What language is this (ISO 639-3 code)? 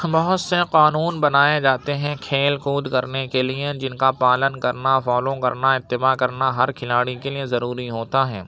urd